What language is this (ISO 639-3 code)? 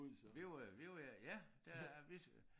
dan